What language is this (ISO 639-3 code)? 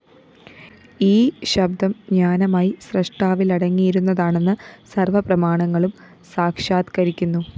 mal